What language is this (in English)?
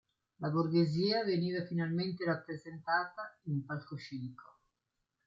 Italian